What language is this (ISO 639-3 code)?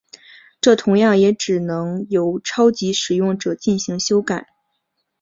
zho